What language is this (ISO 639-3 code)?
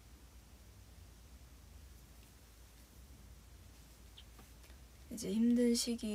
kor